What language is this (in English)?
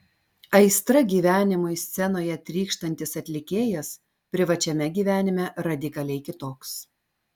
Lithuanian